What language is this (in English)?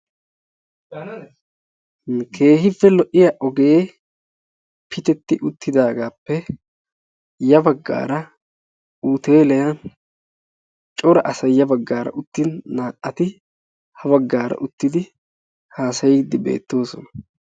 Wolaytta